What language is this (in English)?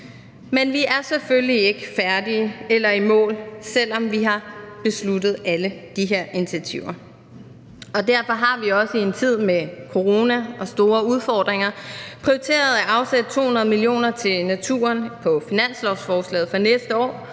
Danish